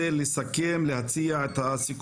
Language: Hebrew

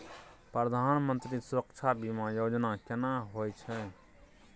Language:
Maithili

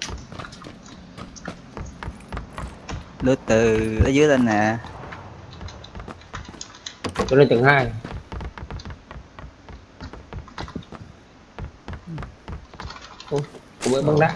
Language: Vietnamese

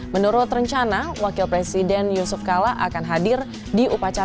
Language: Indonesian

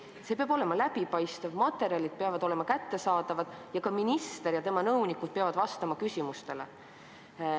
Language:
Estonian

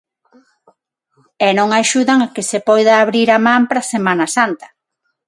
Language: Galician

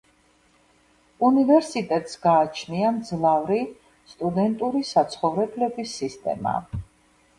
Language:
Georgian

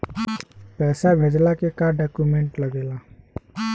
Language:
Bhojpuri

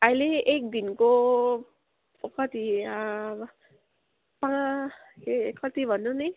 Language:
Nepali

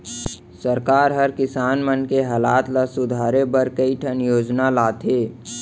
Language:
Chhattisgarhi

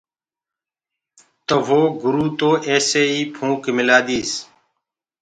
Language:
Gurgula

